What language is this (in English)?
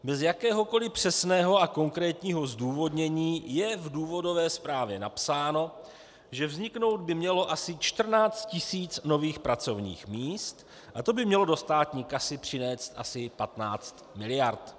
Czech